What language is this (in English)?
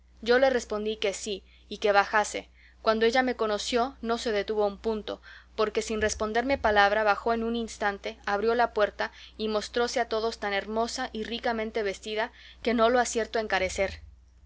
Spanish